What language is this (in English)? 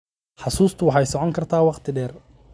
Somali